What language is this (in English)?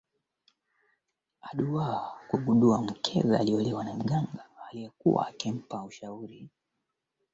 Swahili